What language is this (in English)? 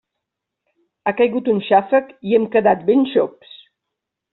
Catalan